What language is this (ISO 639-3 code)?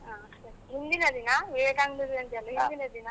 kan